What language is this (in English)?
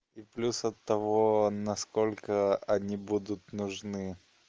Russian